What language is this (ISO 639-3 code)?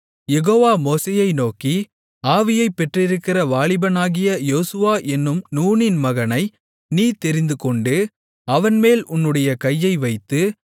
tam